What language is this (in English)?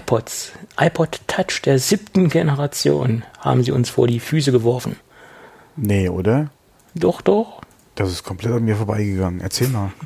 German